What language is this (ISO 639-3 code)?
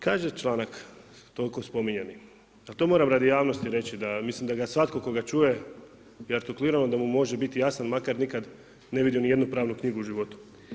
hrv